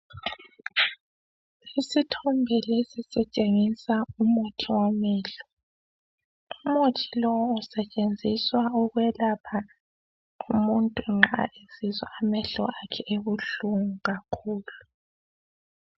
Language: North Ndebele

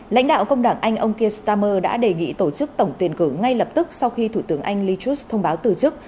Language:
Vietnamese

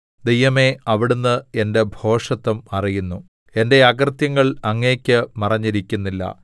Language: Malayalam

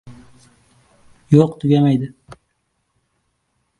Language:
Uzbek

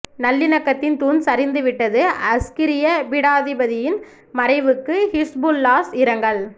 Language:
Tamil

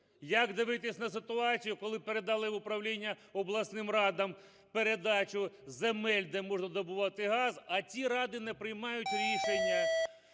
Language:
Ukrainian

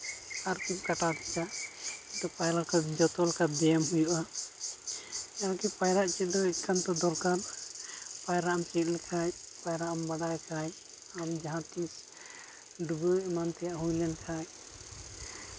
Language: Santali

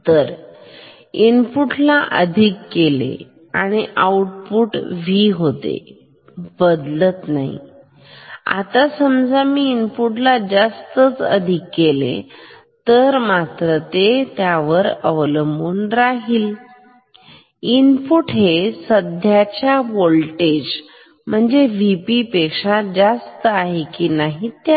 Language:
Marathi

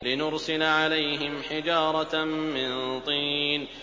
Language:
Arabic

